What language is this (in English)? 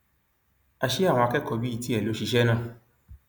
Yoruba